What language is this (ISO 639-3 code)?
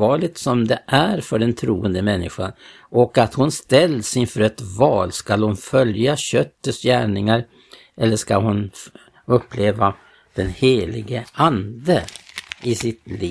swe